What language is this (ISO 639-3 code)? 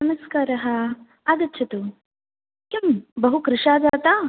san